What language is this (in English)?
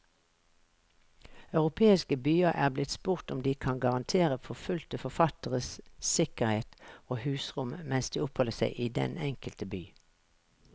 Norwegian